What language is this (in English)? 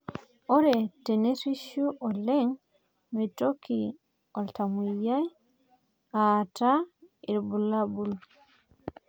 Masai